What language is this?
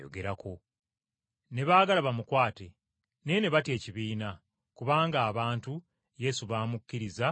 Ganda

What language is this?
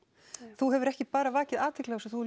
Icelandic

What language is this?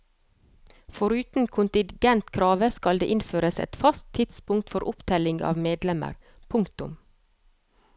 Norwegian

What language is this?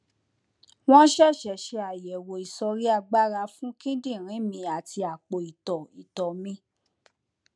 Yoruba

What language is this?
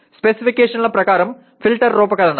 Telugu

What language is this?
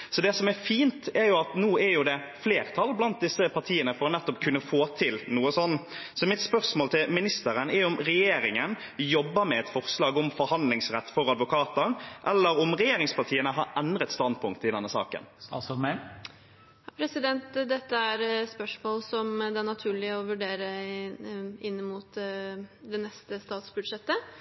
Norwegian Bokmål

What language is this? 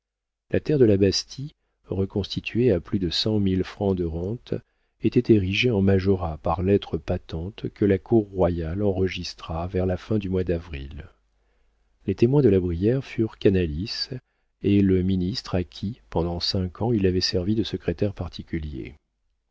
French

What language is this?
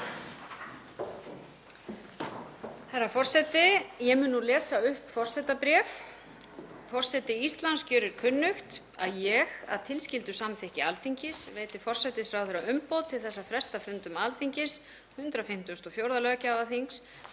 Icelandic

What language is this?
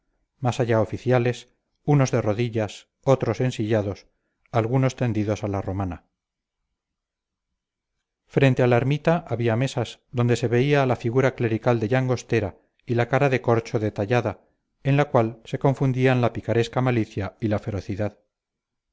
Spanish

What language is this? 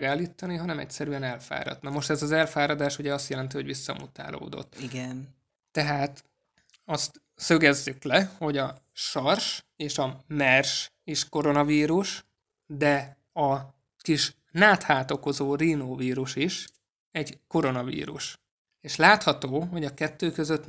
Hungarian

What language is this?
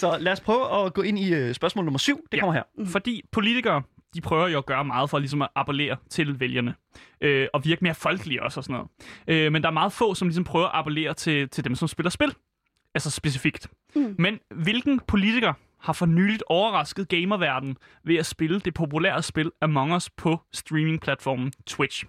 Danish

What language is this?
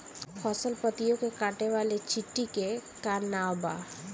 Bhojpuri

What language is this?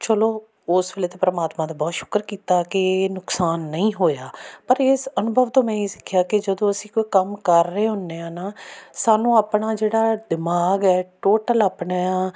Punjabi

